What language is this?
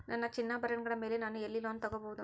Kannada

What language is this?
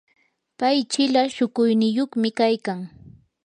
Yanahuanca Pasco Quechua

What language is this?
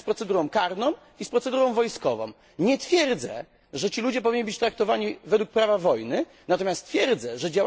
Polish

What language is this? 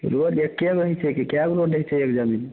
Maithili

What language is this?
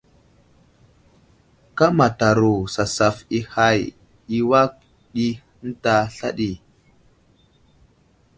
Wuzlam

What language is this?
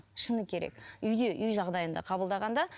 Kazakh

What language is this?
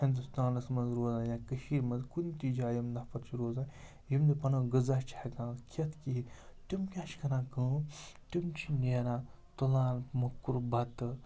Kashmiri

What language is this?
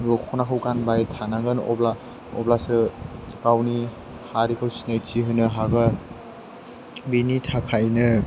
Bodo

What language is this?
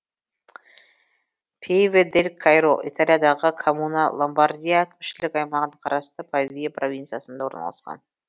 Kazakh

